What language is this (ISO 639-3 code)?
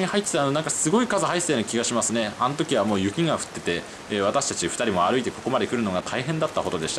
jpn